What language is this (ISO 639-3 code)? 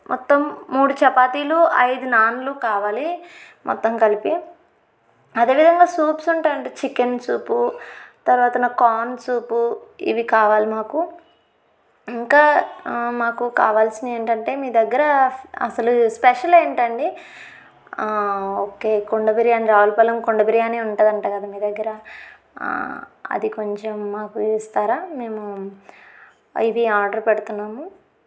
tel